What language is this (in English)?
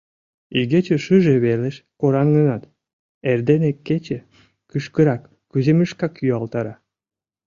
Mari